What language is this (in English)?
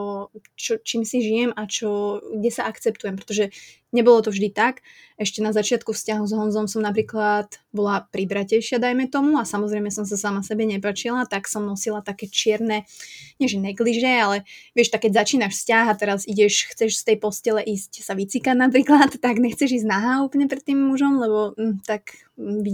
Czech